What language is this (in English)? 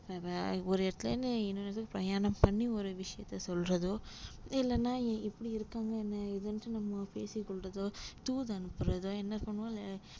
Tamil